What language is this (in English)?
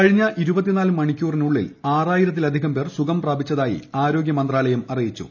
Malayalam